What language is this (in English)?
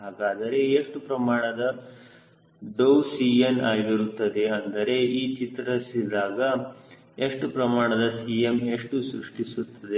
Kannada